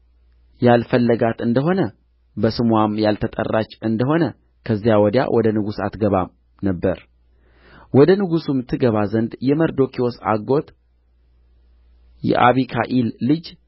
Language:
Amharic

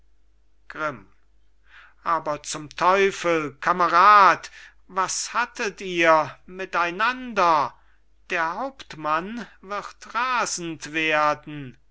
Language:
German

